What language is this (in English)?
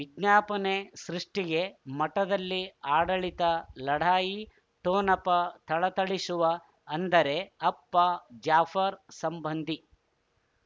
Kannada